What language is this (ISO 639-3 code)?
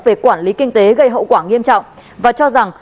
vie